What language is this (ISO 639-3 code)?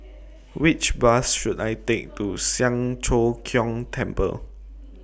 eng